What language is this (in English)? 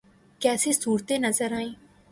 Urdu